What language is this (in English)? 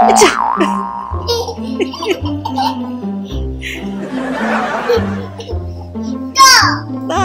Korean